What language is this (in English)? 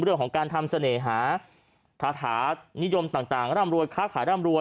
Thai